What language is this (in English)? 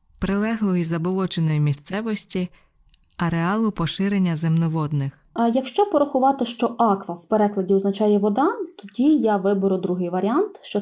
Ukrainian